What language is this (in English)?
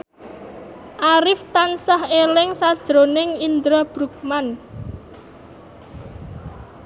Javanese